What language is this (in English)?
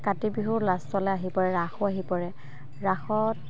Assamese